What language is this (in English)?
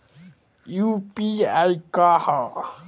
Bhojpuri